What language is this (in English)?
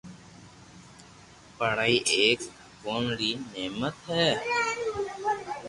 Loarki